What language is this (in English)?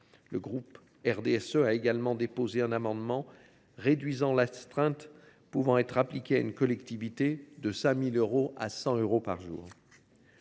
French